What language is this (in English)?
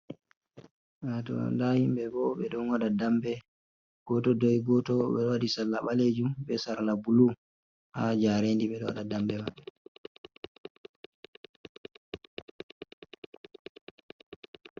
Fula